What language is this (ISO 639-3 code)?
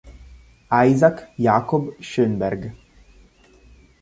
ita